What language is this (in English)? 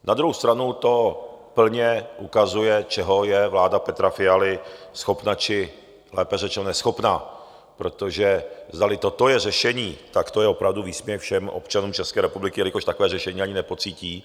Czech